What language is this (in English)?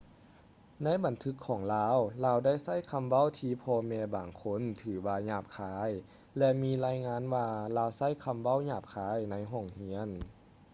Lao